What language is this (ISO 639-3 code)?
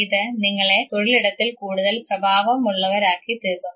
mal